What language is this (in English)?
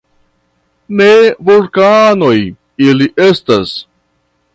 Esperanto